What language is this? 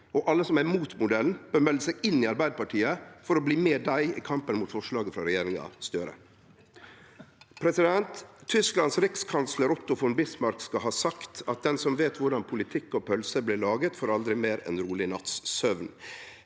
Norwegian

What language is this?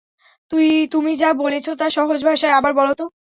Bangla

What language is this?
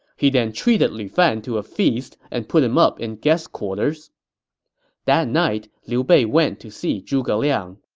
English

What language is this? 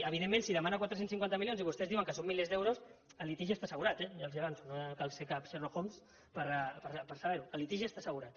Catalan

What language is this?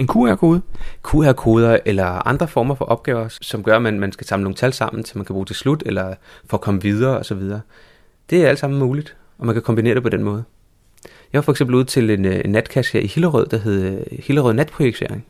Danish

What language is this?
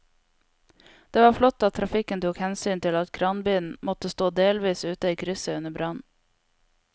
Norwegian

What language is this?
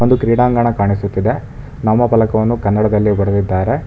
Kannada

